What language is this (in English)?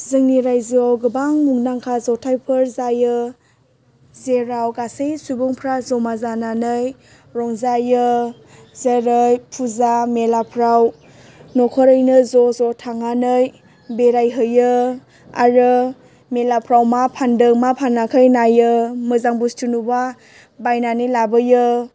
Bodo